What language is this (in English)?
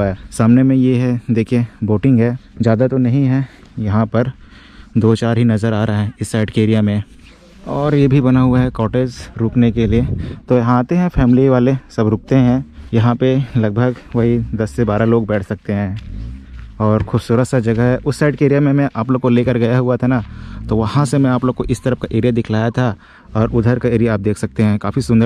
Hindi